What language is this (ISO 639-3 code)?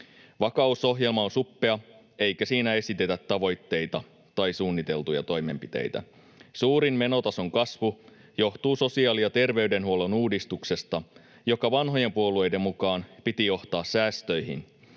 fin